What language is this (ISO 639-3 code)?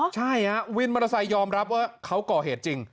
tha